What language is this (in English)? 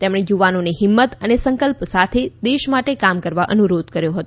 Gujarati